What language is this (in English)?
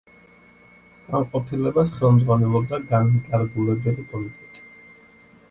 Georgian